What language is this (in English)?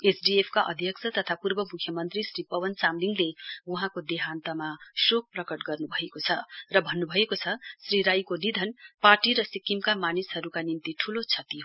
Nepali